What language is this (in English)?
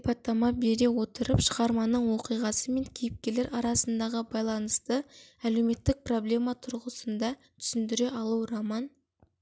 Kazakh